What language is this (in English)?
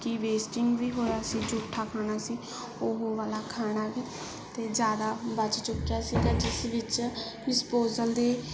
Punjabi